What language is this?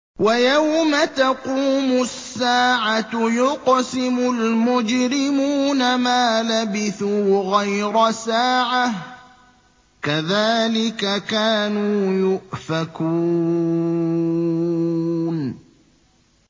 Arabic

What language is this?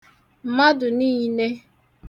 Igbo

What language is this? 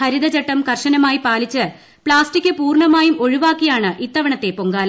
Malayalam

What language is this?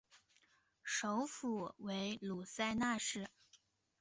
Chinese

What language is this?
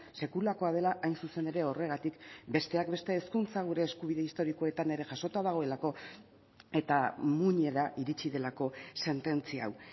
Basque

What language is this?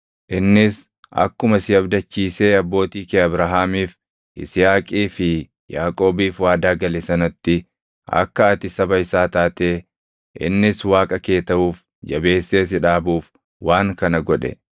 Oromo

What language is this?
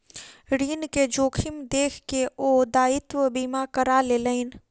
Maithili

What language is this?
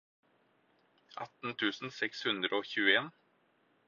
Norwegian Bokmål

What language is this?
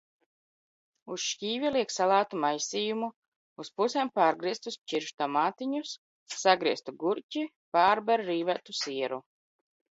Latvian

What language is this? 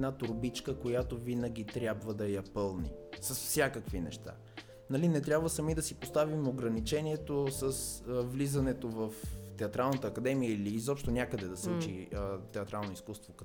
Bulgarian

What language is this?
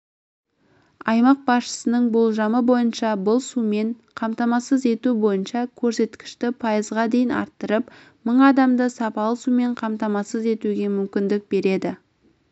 Kazakh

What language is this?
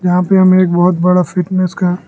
Hindi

